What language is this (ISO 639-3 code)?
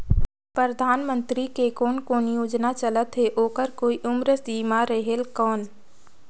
hne